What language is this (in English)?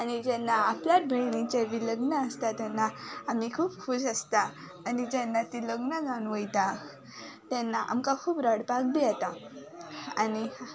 Konkani